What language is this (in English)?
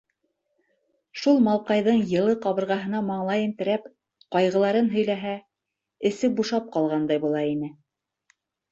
Bashkir